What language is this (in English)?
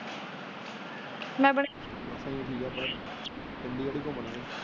Punjabi